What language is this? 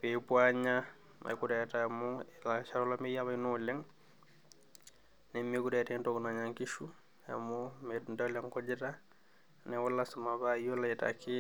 Masai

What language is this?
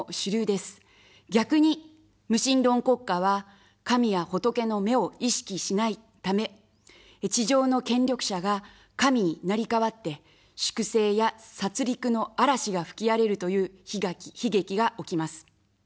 Japanese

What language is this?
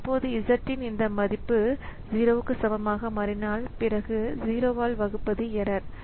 Tamil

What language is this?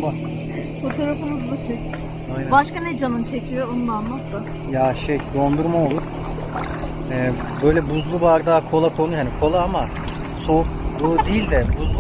Turkish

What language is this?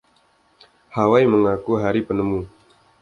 Indonesian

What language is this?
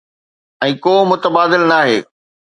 Sindhi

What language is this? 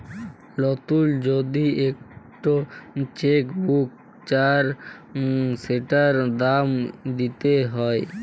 Bangla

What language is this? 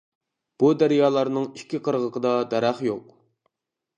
Uyghur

